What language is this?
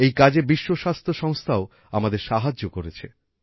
Bangla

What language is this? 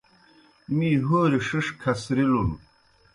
Kohistani Shina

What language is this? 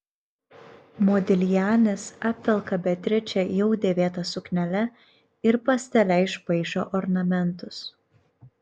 Lithuanian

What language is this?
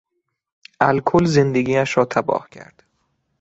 Persian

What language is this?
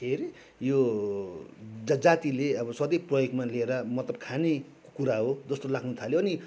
Nepali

